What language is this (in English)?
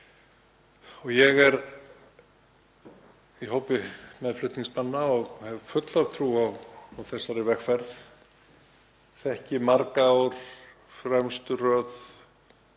Icelandic